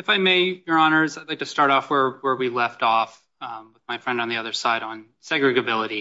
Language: English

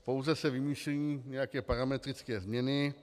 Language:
Czech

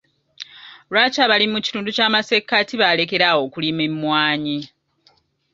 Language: Ganda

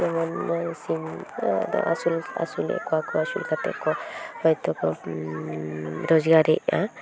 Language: Santali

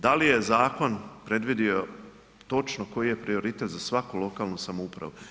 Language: Croatian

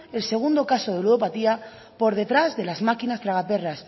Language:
Spanish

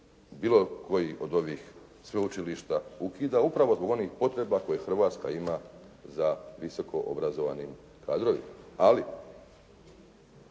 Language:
Croatian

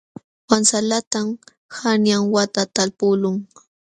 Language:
Jauja Wanca Quechua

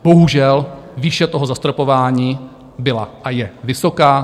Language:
Czech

